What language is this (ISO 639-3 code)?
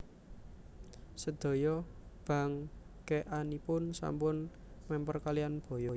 jav